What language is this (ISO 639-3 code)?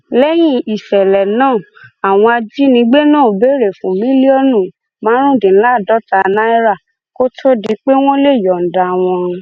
yor